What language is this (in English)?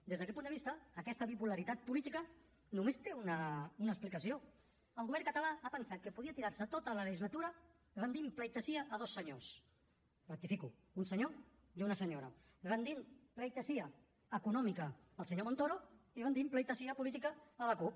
Catalan